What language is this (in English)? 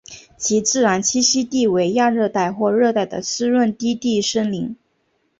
Chinese